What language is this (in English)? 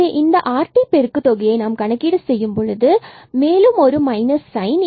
Tamil